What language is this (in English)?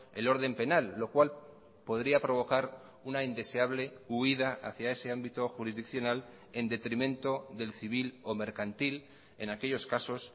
Spanish